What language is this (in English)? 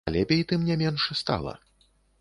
Belarusian